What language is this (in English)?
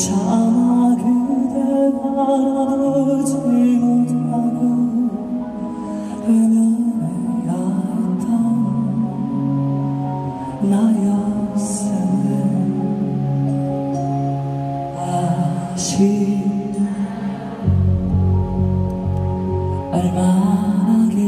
Arabic